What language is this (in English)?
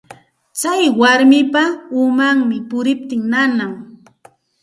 Santa Ana de Tusi Pasco Quechua